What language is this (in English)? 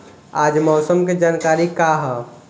Bhojpuri